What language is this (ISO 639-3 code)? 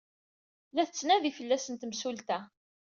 kab